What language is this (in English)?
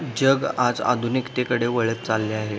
Marathi